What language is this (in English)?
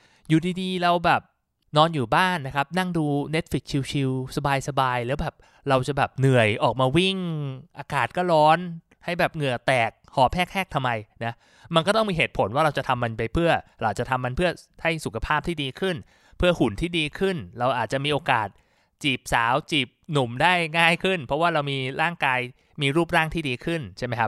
Thai